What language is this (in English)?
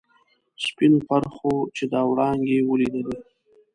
Pashto